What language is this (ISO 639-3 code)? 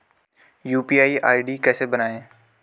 hin